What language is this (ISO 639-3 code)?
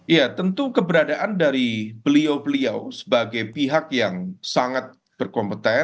ind